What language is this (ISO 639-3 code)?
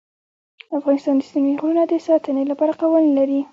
pus